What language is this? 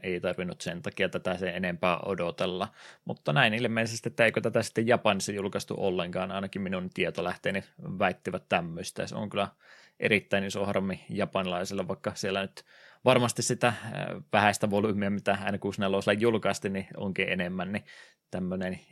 Finnish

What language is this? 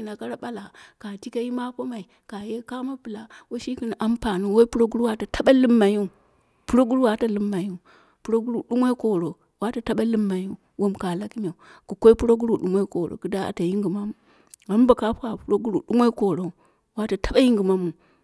Dera (Nigeria)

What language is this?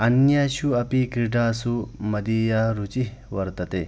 Sanskrit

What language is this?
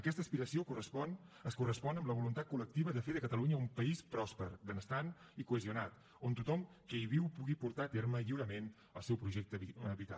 Catalan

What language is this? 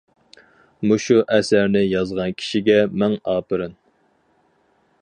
Uyghur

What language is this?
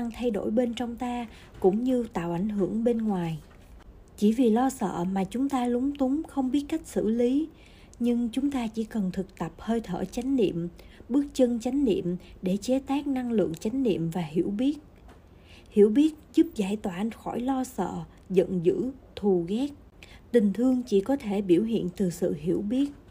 Vietnamese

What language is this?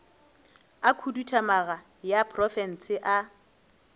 Northern Sotho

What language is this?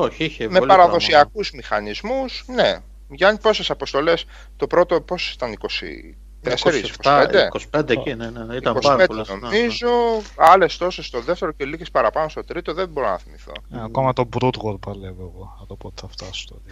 Greek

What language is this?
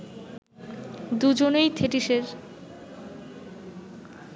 Bangla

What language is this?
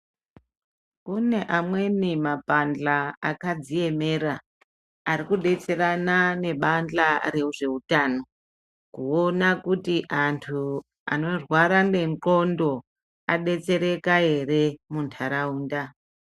Ndau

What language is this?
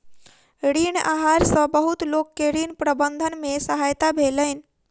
Maithili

